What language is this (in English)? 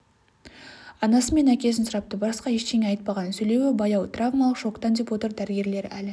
Kazakh